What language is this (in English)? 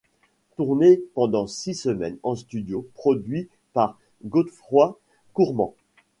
French